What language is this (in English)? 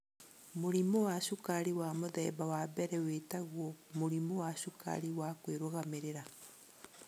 Kikuyu